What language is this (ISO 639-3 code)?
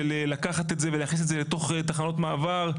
heb